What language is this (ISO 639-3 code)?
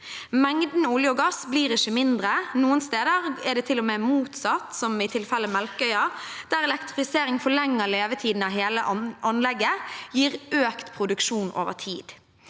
nor